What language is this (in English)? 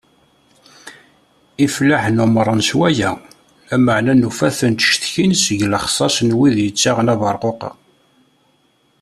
Kabyle